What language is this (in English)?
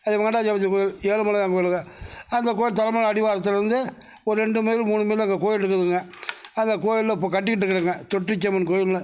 Tamil